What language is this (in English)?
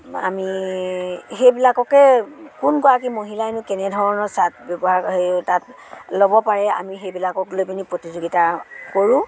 Assamese